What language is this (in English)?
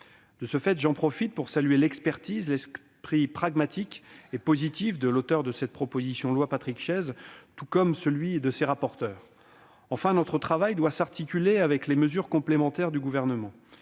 French